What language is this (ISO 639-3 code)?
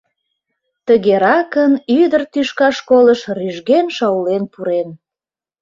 chm